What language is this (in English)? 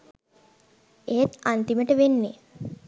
Sinhala